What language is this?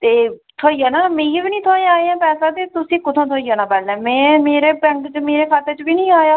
Dogri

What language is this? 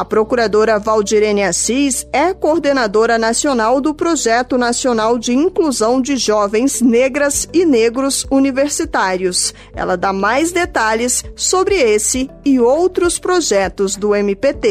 Portuguese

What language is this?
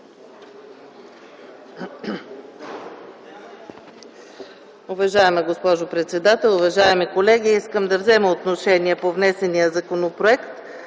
Bulgarian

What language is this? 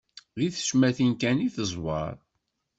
Kabyle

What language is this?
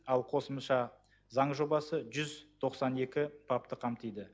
Kazakh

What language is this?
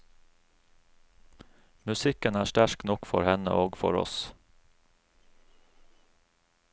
Norwegian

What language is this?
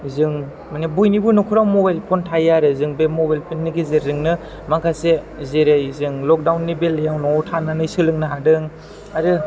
Bodo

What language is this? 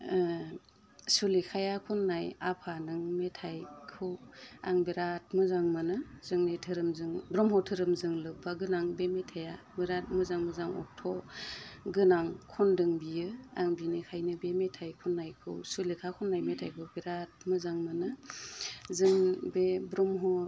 Bodo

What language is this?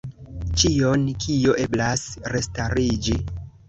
Esperanto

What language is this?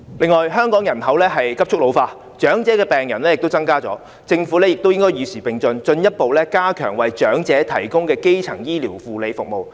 Cantonese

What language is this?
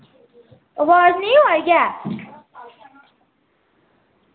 Dogri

